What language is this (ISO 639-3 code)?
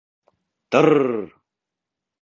bak